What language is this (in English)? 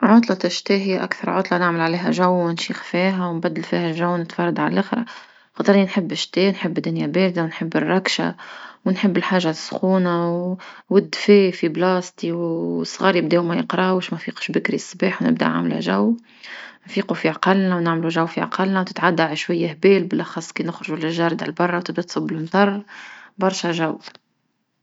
Tunisian Arabic